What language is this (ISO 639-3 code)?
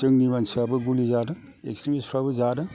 brx